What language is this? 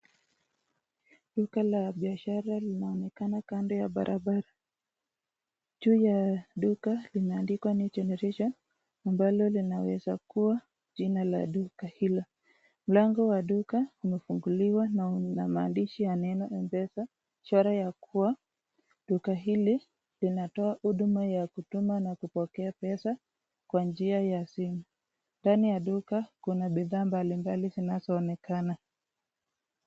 Swahili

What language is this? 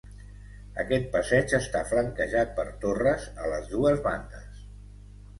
Catalan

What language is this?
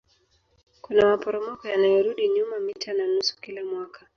Swahili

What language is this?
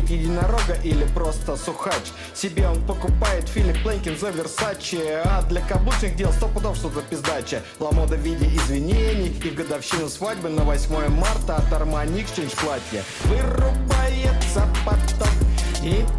Russian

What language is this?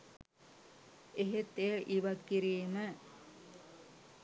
Sinhala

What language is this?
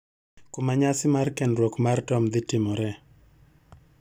Luo (Kenya and Tanzania)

